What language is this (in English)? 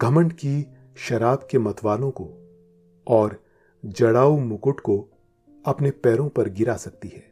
Hindi